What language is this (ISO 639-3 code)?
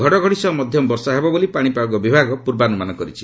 ori